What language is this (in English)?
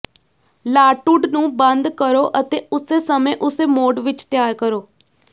Punjabi